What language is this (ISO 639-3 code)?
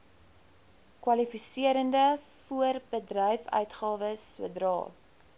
afr